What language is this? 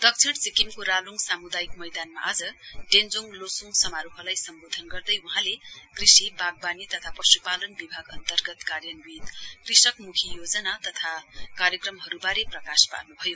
Nepali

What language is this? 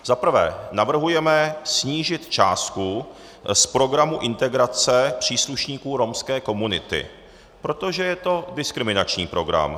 Czech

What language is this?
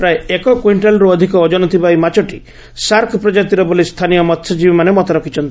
Odia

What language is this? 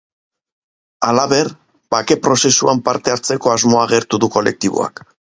Basque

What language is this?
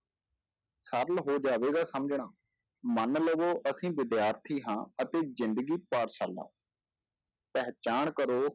Punjabi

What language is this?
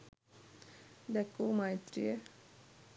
Sinhala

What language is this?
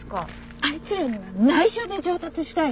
Japanese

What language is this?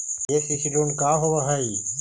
Magahi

